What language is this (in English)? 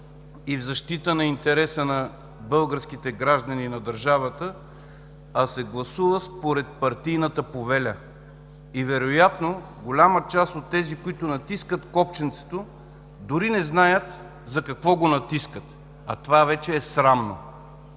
Bulgarian